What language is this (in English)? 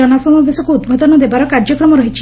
Odia